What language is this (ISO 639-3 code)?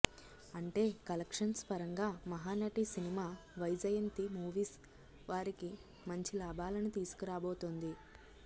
tel